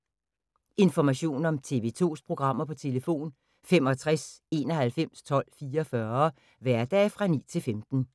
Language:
Danish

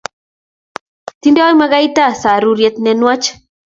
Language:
Kalenjin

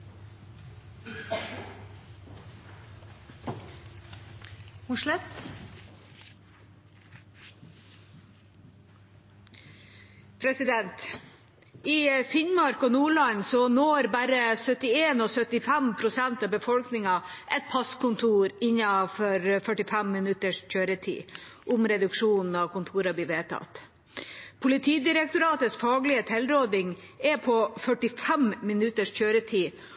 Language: Norwegian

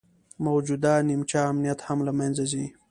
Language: Pashto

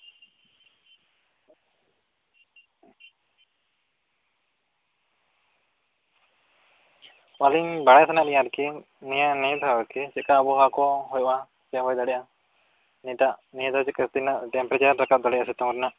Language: Santali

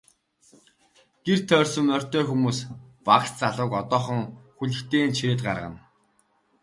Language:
Mongolian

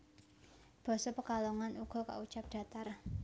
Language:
Javanese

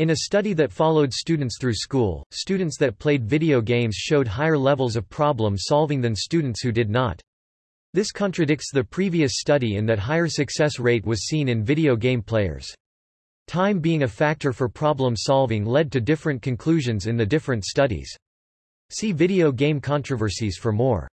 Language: English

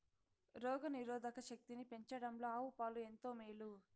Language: Telugu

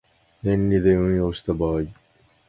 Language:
Japanese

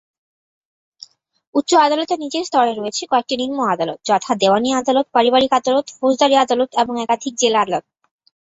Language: Bangla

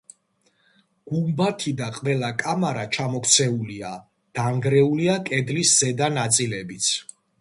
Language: Georgian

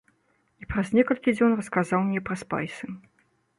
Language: Belarusian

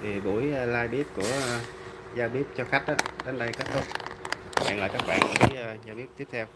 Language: Vietnamese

